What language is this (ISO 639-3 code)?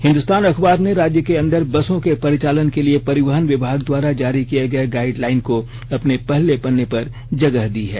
hin